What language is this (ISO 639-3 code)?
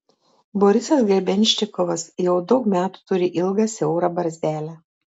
lit